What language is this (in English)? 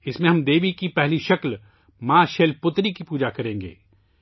Urdu